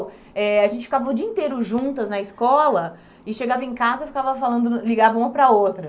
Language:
Portuguese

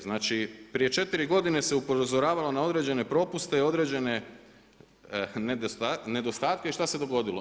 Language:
Croatian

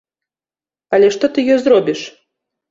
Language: Belarusian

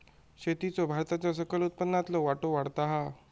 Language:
Marathi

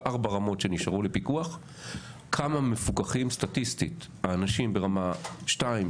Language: Hebrew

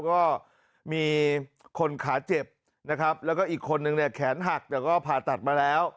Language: Thai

